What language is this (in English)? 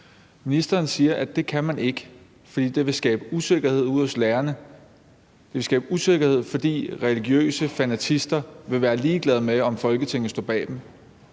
Danish